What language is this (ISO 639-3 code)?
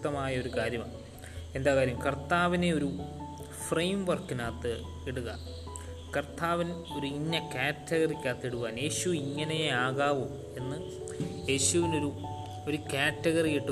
mal